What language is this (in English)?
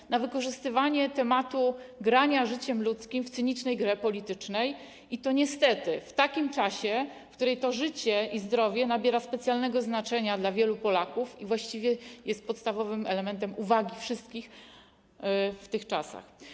Polish